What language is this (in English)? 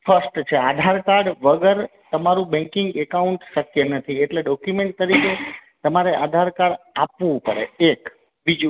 Gujarati